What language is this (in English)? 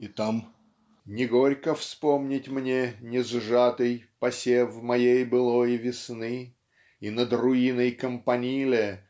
Russian